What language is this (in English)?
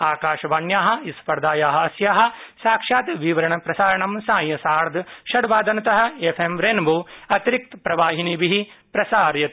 Sanskrit